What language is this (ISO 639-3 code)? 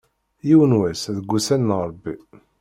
kab